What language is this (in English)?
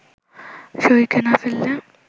Bangla